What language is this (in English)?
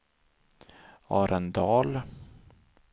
Swedish